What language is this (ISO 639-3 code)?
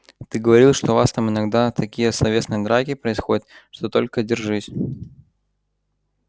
rus